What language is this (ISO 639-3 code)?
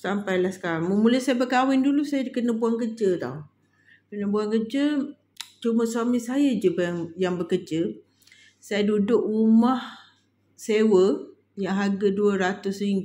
msa